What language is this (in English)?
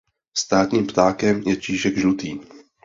Czech